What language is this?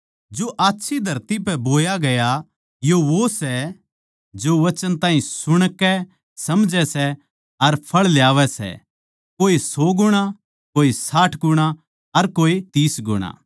Haryanvi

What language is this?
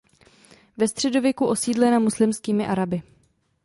Czech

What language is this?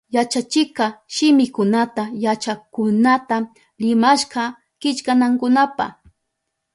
Southern Pastaza Quechua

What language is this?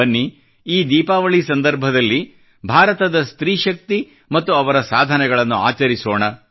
Kannada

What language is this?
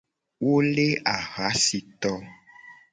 Gen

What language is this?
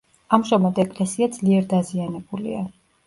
Georgian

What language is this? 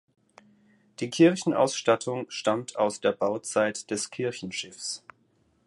German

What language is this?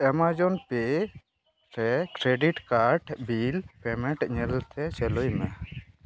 Santali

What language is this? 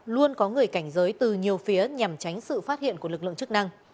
Vietnamese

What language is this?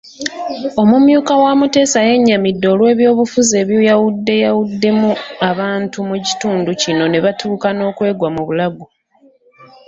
Ganda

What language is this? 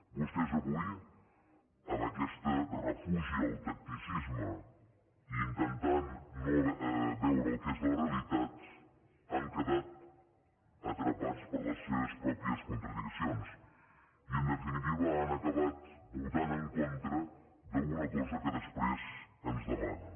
Catalan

